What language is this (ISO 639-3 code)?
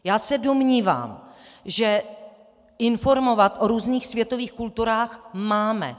ces